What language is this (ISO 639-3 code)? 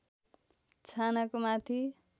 nep